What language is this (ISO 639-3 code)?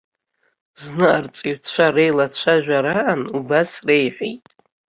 abk